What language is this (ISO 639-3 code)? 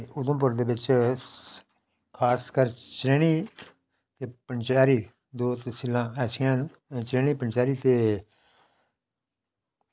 doi